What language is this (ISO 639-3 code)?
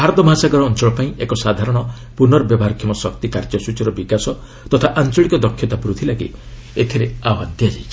ori